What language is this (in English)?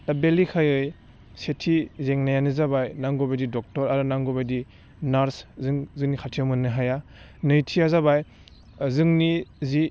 Bodo